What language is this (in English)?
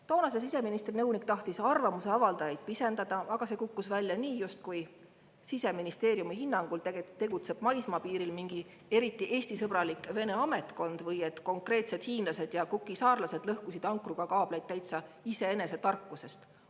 Estonian